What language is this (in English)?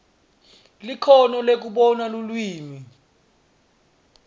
Swati